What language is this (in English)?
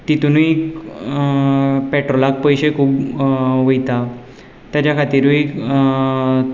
Konkani